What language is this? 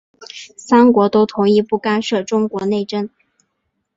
Chinese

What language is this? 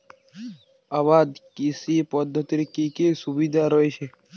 Bangla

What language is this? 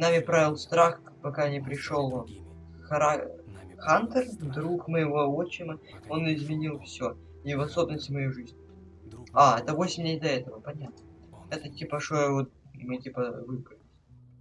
Russian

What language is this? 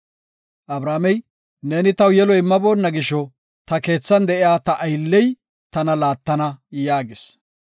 Gofa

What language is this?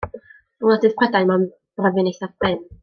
Welsh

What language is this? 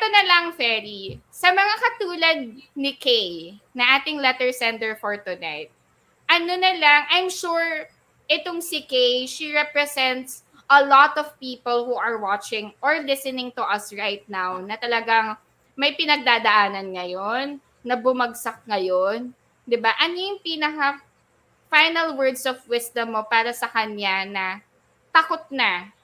Filipino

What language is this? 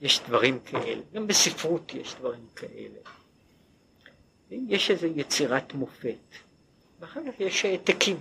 Hebrew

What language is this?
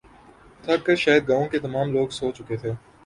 Urdu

